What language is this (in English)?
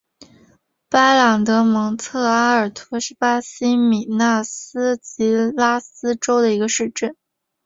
Chinese